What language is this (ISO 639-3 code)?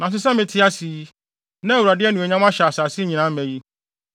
aka